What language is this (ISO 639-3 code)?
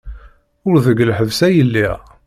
kab